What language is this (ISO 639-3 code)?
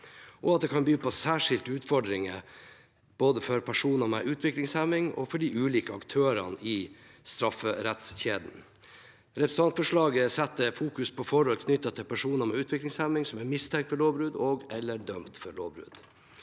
nor